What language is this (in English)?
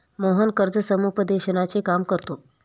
Marathi